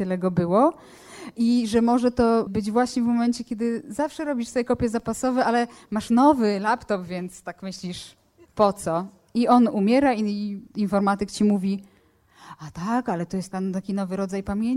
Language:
Polish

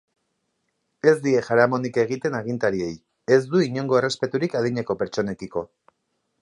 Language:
Basque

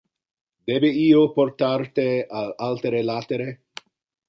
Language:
Interlingua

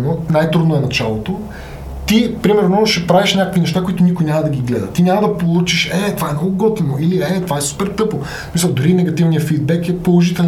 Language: Bulgarian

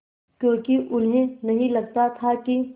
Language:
Hindi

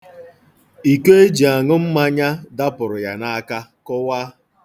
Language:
Igbo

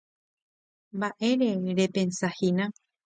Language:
Guarani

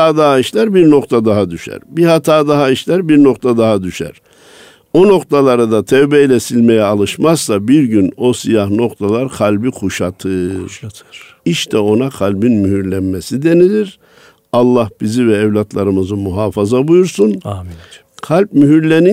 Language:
Turkish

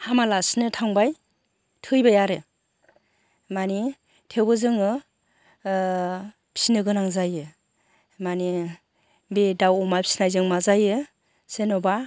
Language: Bodo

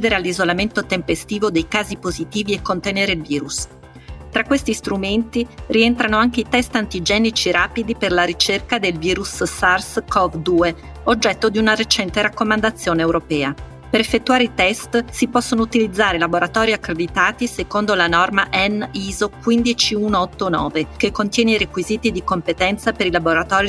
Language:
Italian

